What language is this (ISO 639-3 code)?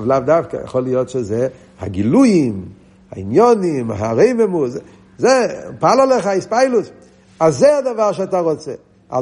heb